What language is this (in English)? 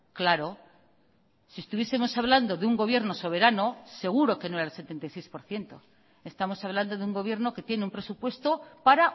Spanish